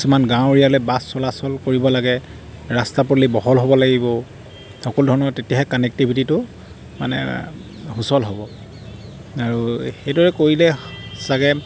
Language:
Assamese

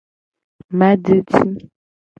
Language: Gen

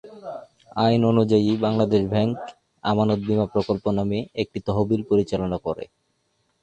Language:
Bangla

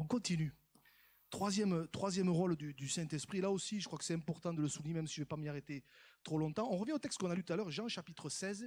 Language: French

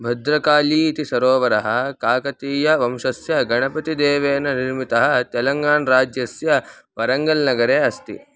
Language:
Sanskrit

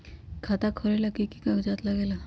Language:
Magahi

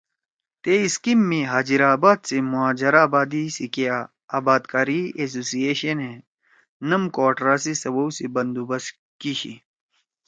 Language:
Torwali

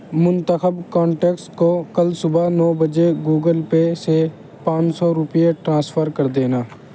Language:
Urdu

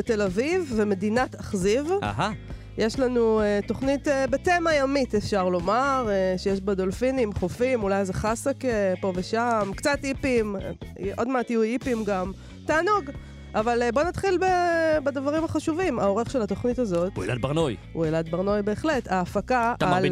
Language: Hebrew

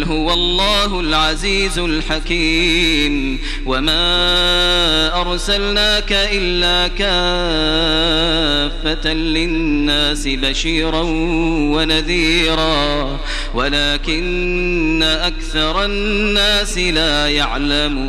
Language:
Arabic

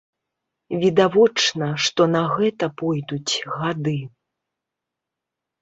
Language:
Belarusian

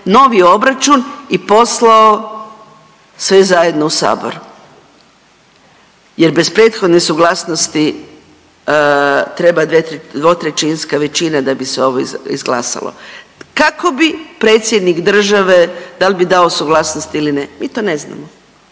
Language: Croatian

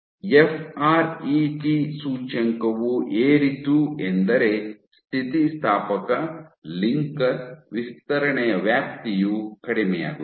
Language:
Kannada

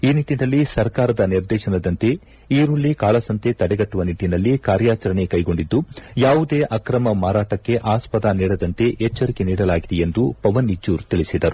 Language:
Kannada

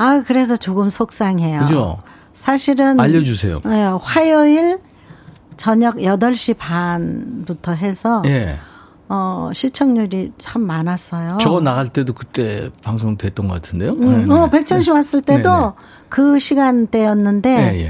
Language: Korean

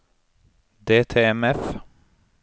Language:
Norwegian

